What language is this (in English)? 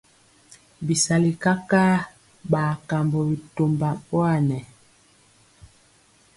Mpiemo